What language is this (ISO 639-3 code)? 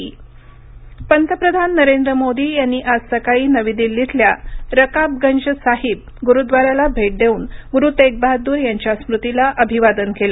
mar